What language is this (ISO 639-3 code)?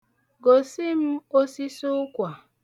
ibo